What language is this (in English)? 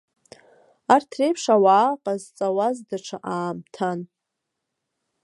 Abkhazian